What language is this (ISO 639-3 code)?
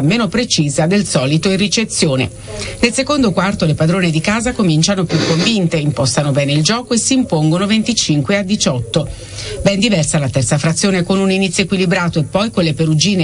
ita